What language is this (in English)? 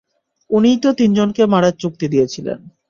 Bangla